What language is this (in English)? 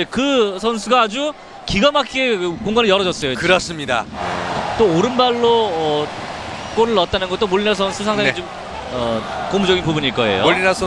Korean